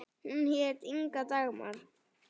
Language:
Icelandic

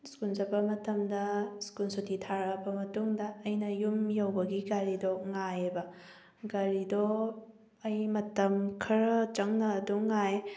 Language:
Manipuri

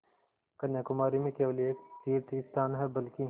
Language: Hindi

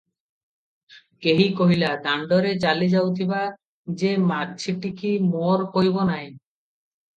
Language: Odia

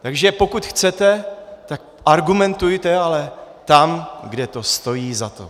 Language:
Czech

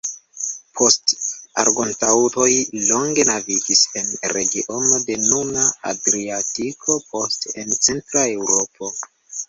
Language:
Esperanto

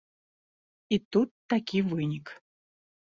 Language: Belarusian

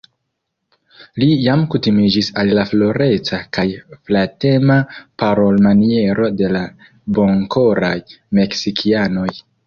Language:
Esperanto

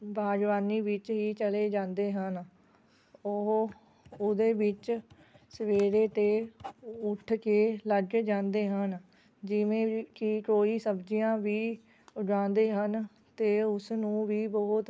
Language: Punjabi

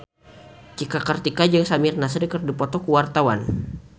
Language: Sundanese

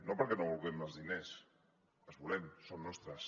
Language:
Catalan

